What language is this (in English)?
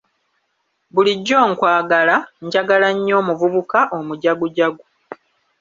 Ganda